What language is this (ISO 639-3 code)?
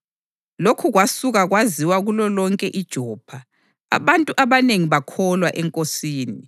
nde